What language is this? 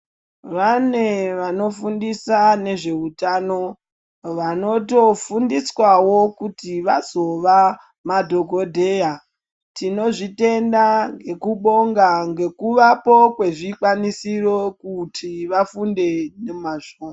Ndau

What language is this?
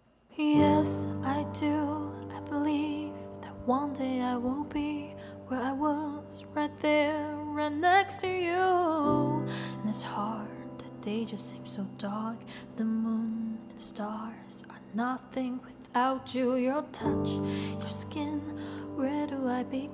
Chinese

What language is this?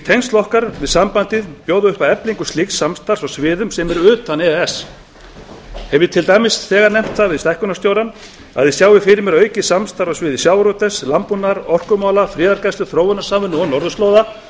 Icelandic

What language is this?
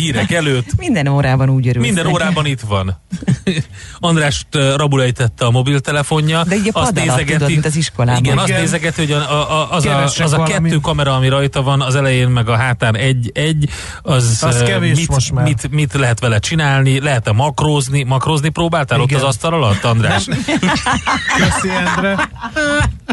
Hungarian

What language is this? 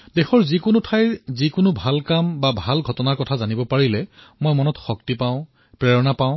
Assamese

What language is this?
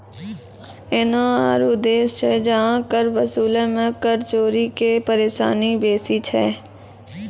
Maithili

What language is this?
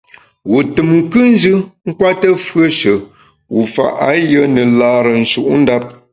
Bamun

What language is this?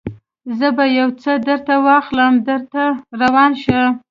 Pashto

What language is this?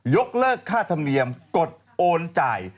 Thai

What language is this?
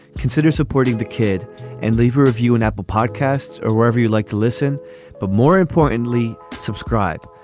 English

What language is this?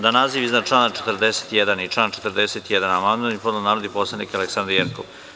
Serbian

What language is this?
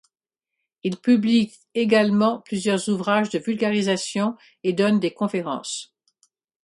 French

